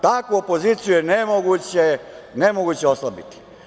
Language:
Serbian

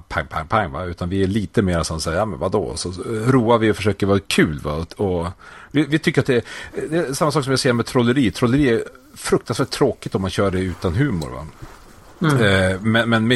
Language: Swedish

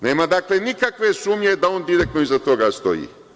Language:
Serbian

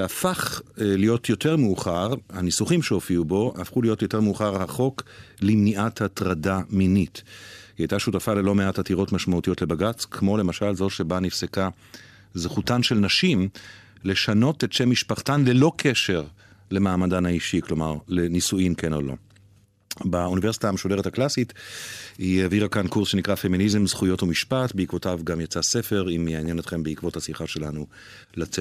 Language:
Hebrew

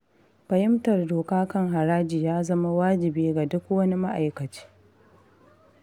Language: Hausa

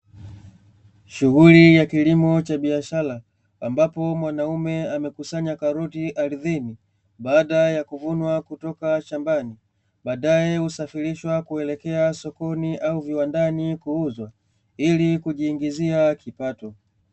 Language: Swahili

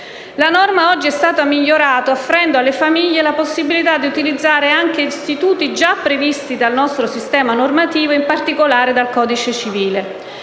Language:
Italian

